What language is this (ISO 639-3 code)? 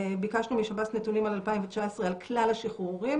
heb